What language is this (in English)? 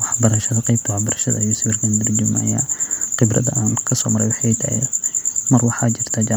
Somali